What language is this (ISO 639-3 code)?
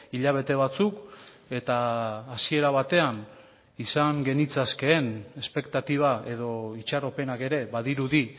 eus